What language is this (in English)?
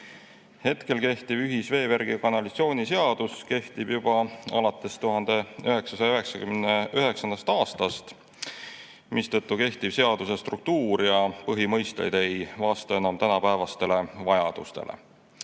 Estonian